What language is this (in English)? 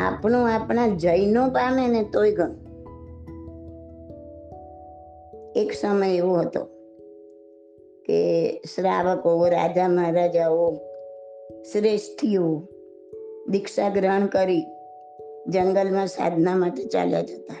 Gujarati